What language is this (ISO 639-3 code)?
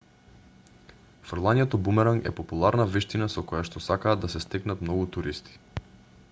mkd